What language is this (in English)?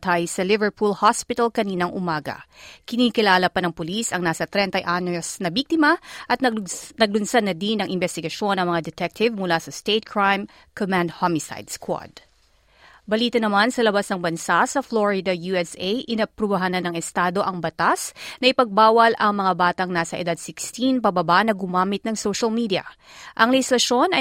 Filipino